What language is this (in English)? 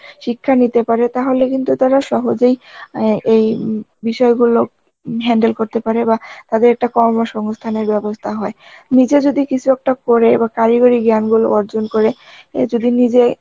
Bangla